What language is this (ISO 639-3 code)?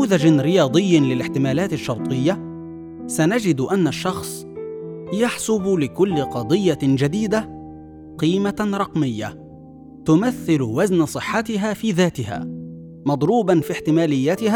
ara